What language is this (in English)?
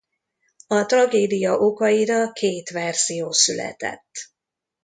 Hungarian